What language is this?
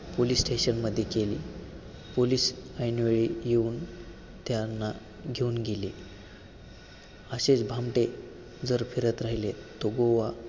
Marathi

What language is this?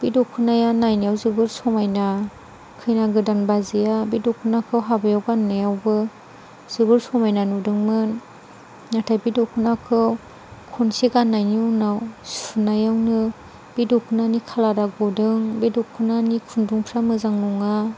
Bodo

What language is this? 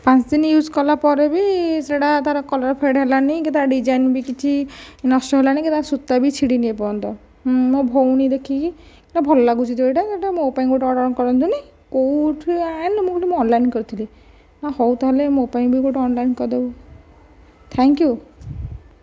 Odia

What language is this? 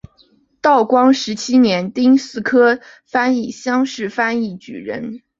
Chinese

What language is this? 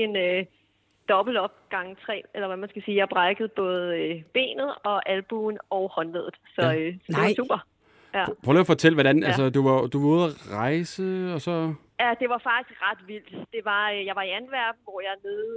Danish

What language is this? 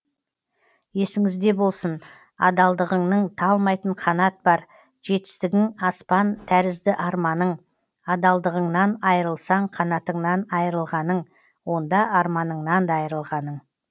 Kazakh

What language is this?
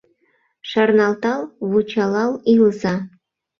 Mari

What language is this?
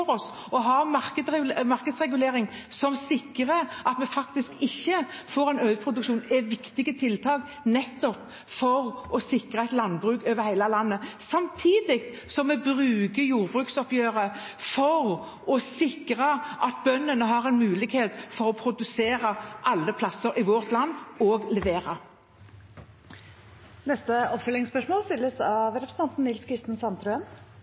Norwegian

